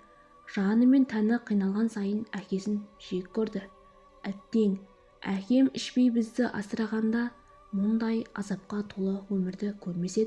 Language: Turkish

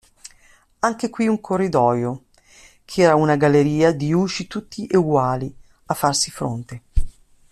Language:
Italian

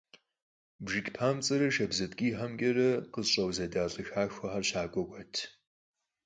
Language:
Kabardian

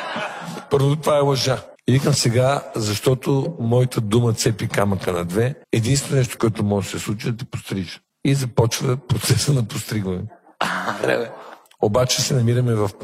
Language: Bulgarian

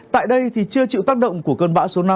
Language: Vietnamese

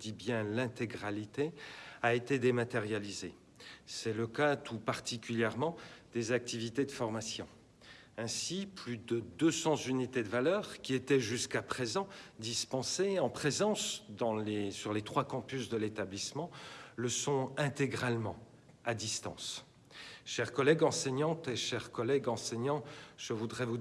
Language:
French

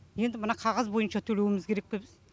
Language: Kazakh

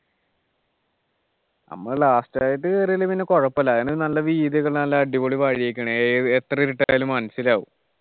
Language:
Malayalam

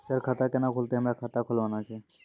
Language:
Maithili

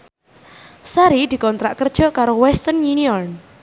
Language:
Javanese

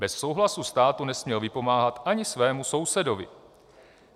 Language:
Czech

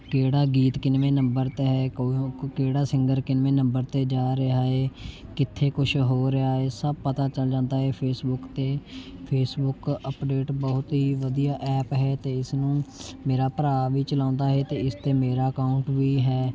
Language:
Punjabi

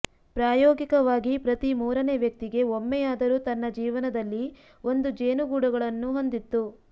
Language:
Kannada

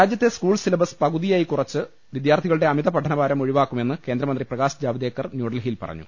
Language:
Malayalam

